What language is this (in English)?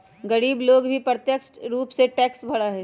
Magahi